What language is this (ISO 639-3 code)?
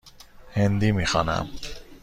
fas